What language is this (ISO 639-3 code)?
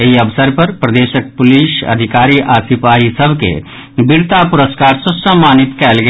mai